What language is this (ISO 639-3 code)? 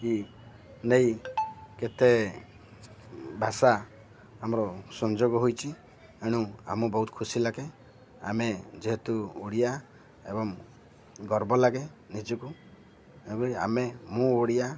ori